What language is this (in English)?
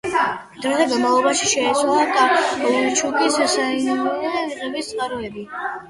Georgian